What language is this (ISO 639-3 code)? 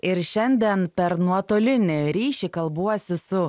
lit